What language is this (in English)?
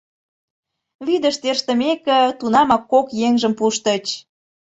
Mari